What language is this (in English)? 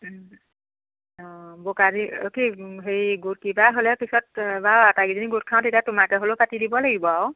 Assamese